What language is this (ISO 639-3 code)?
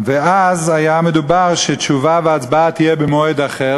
heb